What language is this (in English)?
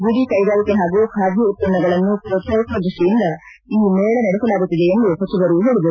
Kannada